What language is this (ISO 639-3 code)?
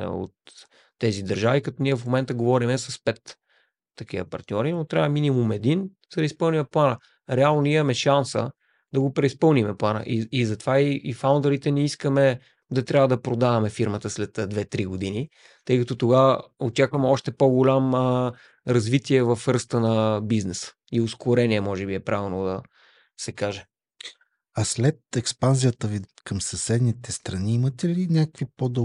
bul